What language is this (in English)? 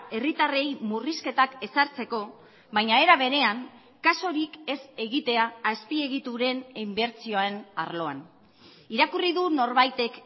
Basque